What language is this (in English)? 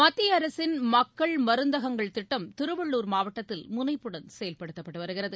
Tamil